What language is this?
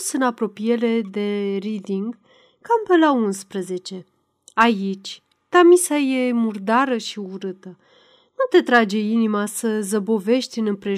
Romanian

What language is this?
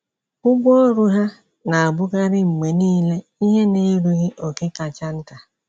Igbo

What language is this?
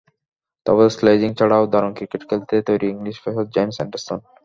Bangla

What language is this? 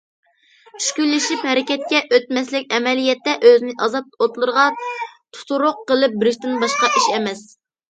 Uyghur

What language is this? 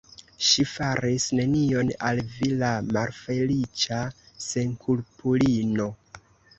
Esperanto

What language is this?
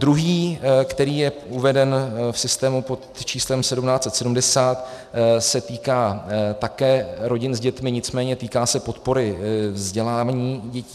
Czech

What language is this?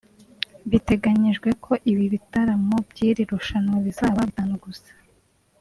Kinyarwanda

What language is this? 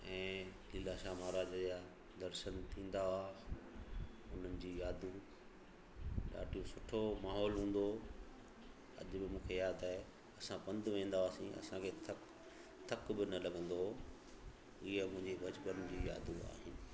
Sindhi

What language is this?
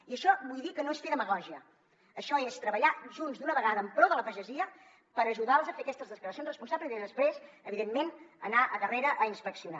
Catalan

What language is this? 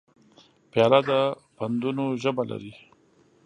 Pashto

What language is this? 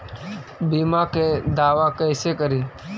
Magahi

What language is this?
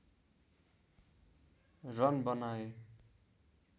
Nepali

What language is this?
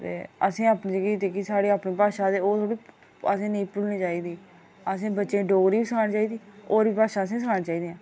Dogri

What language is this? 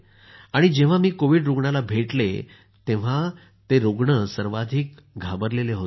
Marathi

